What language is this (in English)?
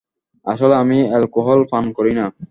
Bangla